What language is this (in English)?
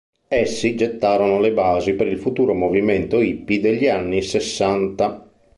Italian